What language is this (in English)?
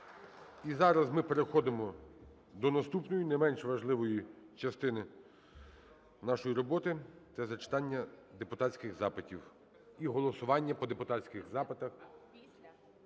Ukrainian